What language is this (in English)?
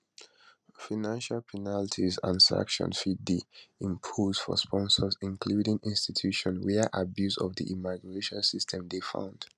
Nigerian Pidgin